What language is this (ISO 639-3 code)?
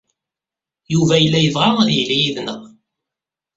kab